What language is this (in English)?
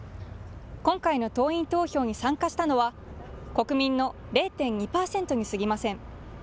Japanese